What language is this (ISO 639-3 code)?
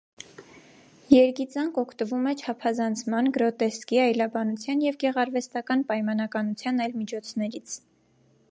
hye